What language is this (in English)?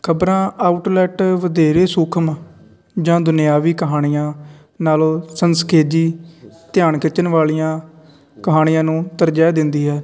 Punjabi